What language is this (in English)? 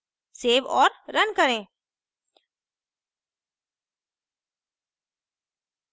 Hindi